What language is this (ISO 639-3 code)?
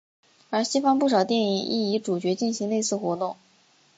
zho